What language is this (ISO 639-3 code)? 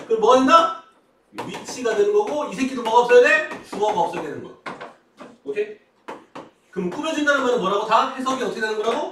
kor